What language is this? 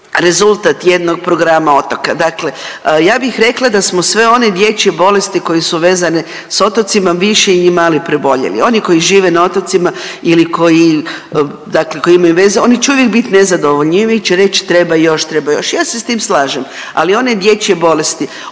Croatian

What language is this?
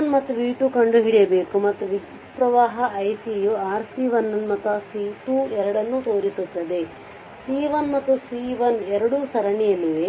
Kannada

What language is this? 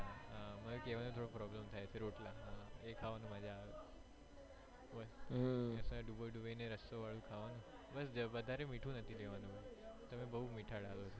Gujarati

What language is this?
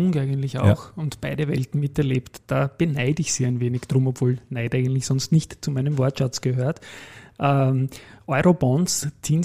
German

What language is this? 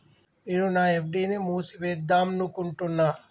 Telugu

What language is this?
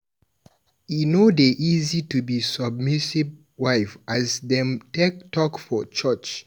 Nigerian Pidgin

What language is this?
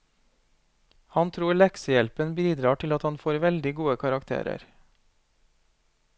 Norwegian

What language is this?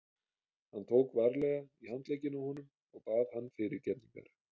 Icelandic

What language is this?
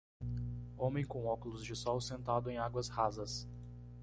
Portuguese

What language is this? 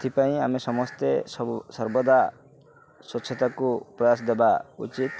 Odia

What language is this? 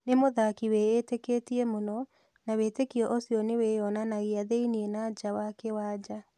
Kikuyu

